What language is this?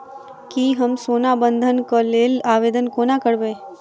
Maithili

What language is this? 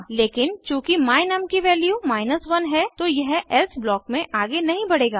Hindi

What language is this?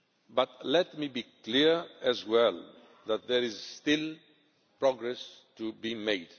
English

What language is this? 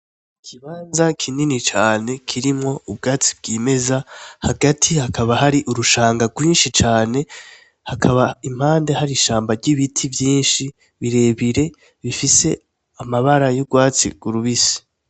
Rundi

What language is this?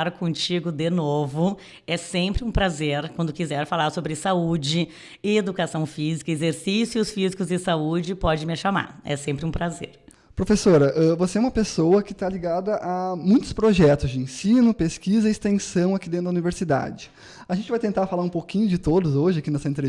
Portuguese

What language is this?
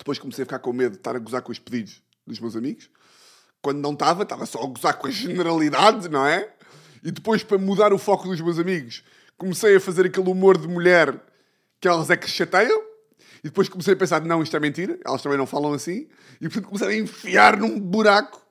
Portuguese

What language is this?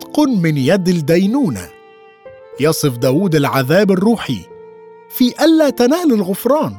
Arabic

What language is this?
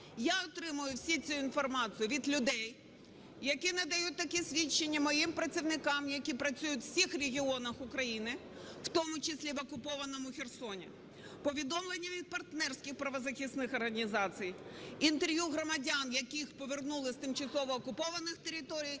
Ukrainian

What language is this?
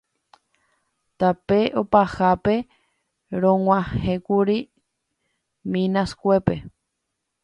Guarani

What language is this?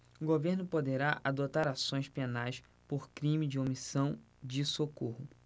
Portuguese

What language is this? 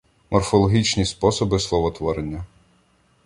Ukrainian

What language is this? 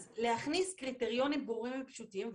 Hebrew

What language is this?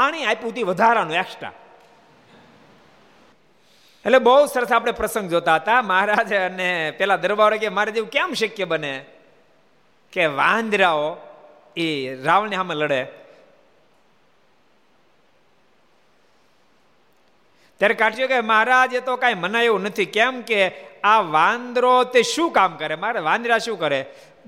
Gujarati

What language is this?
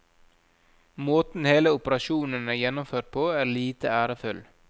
Norwegian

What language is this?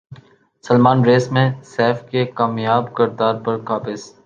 Urdu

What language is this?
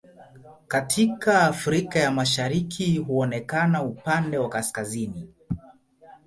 Swahili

